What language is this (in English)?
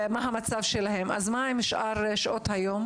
Hebrew